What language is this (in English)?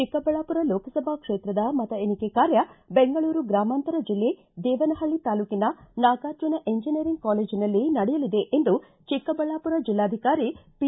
Kannada